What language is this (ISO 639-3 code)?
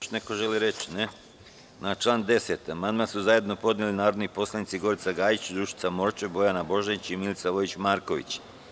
srp